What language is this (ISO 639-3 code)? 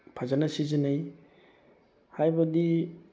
mni